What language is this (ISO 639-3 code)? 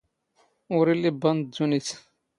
zgh